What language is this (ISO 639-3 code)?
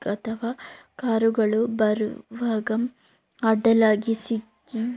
kan